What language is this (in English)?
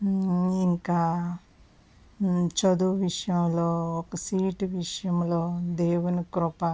Telugu